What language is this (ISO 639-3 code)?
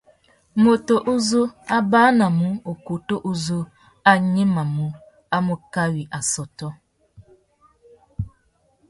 bag